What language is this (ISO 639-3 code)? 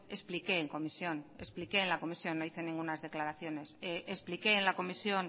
spa